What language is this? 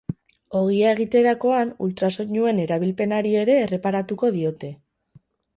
Basque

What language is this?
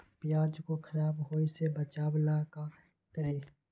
Magahi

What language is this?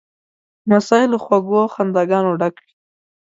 Pashto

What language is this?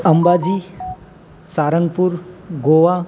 Gujarati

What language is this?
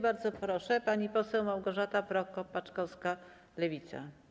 Polish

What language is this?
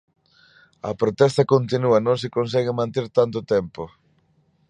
Galician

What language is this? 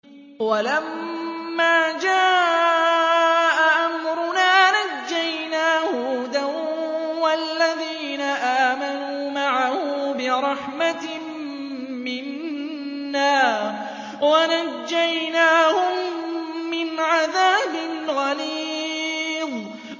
Arabic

